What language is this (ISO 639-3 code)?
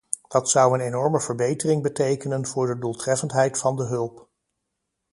nld